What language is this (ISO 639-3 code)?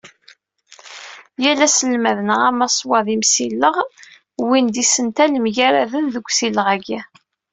kab